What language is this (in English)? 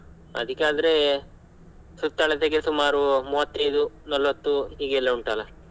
Kannada